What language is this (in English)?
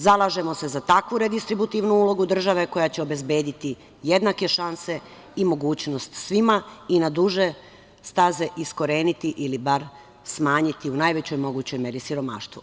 Serbian